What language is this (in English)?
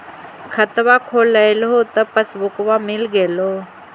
Magahi